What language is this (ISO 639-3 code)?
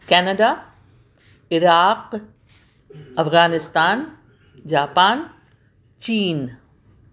urd